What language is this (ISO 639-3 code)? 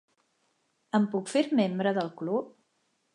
cat